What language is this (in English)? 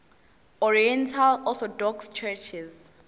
Zulu